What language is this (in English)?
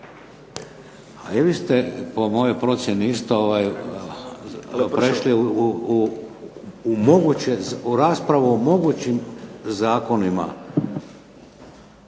Croatian